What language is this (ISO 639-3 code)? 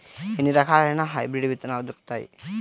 tel